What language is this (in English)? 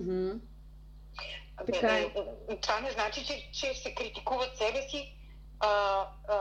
Bulgarian